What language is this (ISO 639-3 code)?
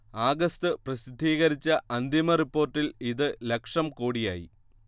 mal